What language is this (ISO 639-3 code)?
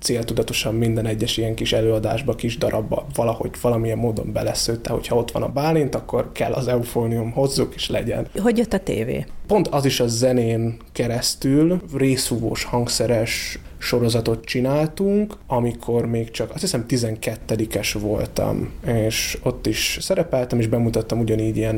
hun